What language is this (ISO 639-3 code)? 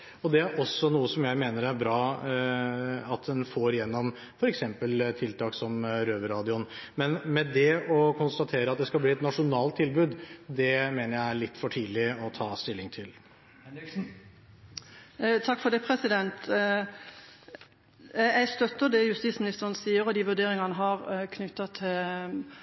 nob